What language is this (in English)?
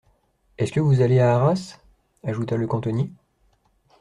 French